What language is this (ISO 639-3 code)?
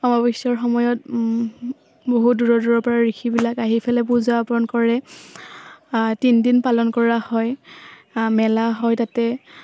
asm